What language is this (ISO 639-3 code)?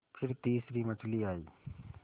hin